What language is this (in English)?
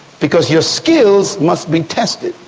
English